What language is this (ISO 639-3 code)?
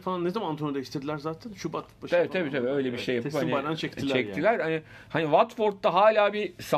tur